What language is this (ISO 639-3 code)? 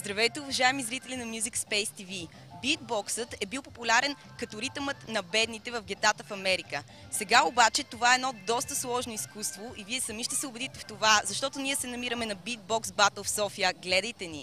bul